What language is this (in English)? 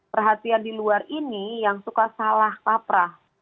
Indonesian